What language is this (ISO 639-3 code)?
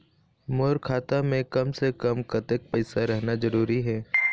hne